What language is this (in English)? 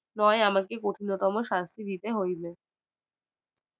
Bangla